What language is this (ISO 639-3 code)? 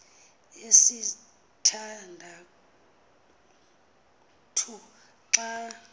xho